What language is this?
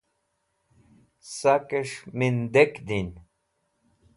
Wakhi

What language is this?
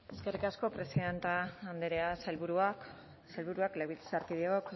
Basque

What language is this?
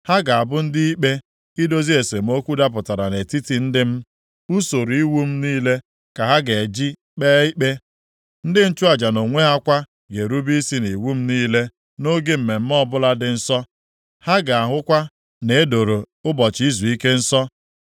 Igbo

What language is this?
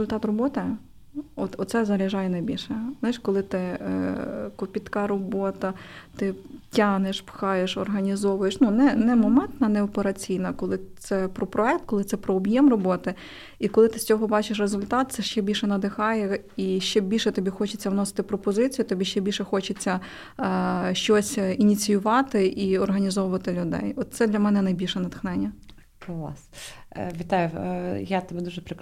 Ukrainian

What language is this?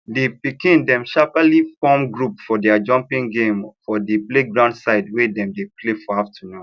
Nigerian Pidgin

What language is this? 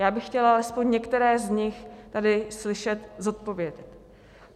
Czech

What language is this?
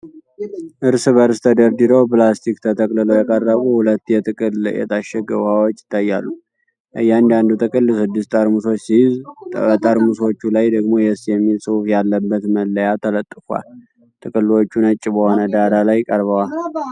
Amharic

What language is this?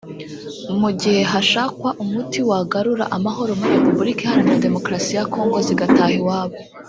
Kinyarwanda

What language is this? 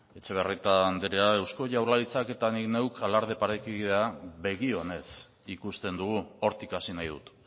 Basque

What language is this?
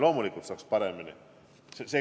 Estonian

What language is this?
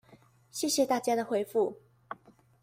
Chinese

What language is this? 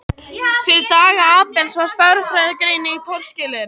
Icelandic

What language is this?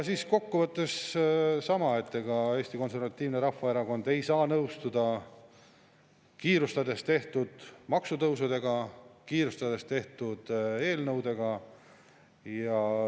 Estonian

